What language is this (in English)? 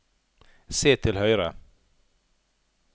Norwegian